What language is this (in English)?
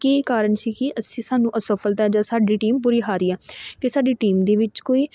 Punjabi